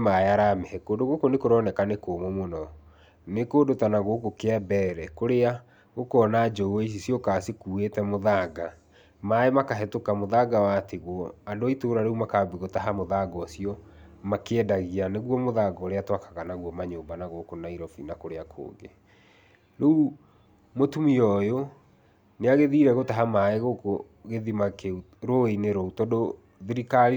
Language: Kikuyu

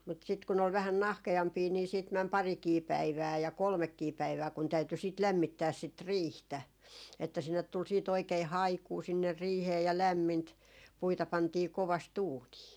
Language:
Finnish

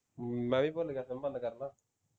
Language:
Punjabi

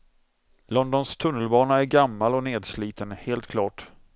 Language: Swedish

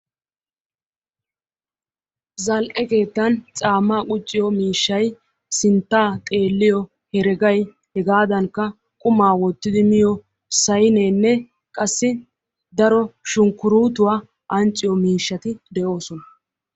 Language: Wolaytta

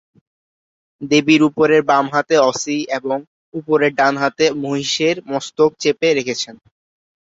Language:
Bangla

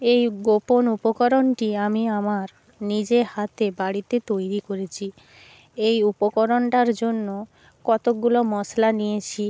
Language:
Bangla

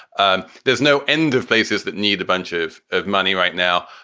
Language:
English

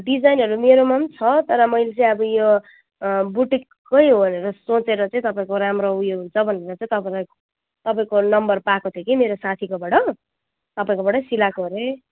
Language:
Nepali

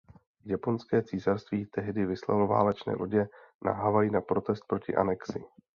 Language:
Czech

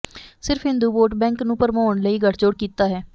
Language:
Punjabi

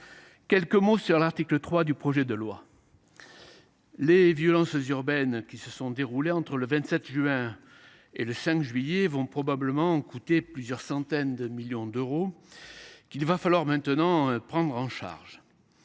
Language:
French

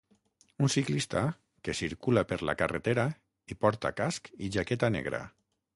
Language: Catalan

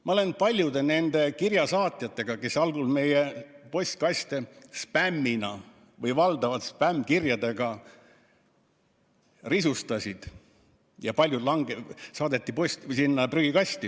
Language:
Estonian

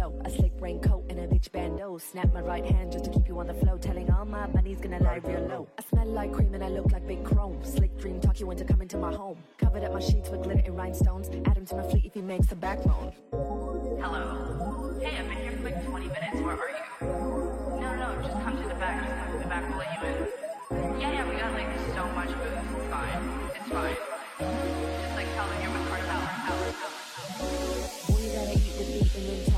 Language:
English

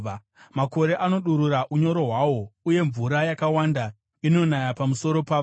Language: Shona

